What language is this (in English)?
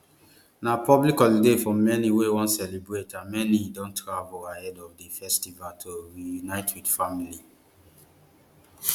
Nigerian Pidgin